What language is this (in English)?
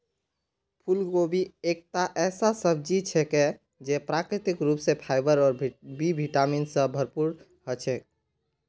Magahi